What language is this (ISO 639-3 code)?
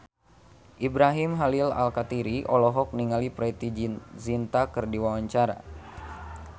sun